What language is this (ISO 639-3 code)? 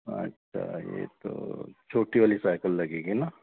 hin